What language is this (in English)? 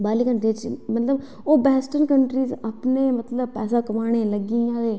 Dogri